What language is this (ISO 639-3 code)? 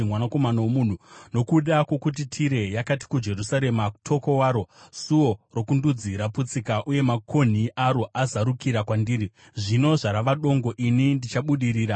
sna